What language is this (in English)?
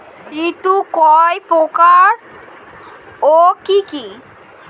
Bangla